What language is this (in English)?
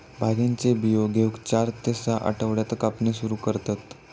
Marathi